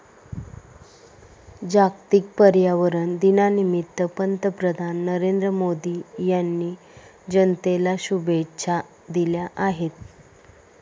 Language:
Marathi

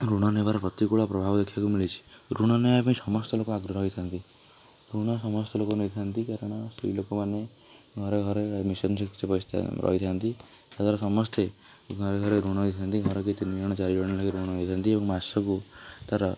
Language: Odia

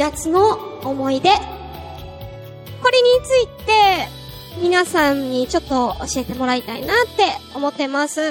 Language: Japanese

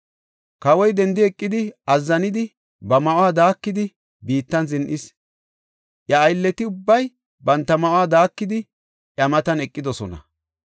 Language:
Gofa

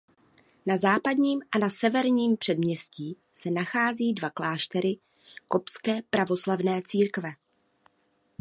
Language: Czech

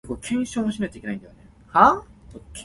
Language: Min Nan Chinese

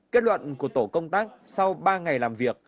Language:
Vietnamese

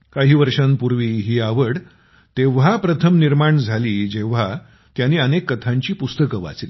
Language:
Marathi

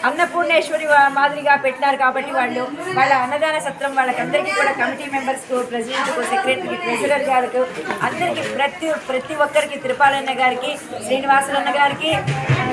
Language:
Telugu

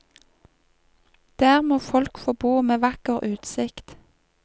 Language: Norwegian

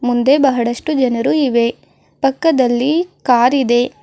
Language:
Kannada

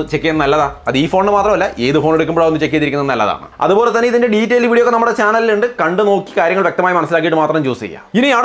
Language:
Malayalam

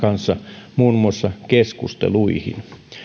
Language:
Finnish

